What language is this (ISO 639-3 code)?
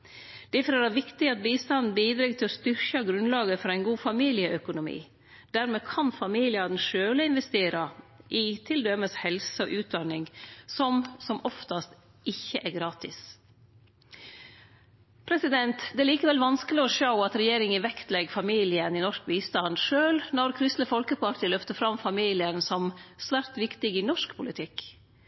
nno